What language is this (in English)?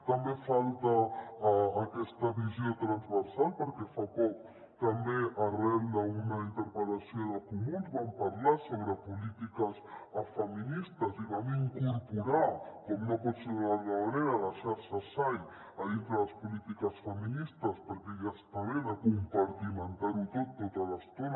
Catalan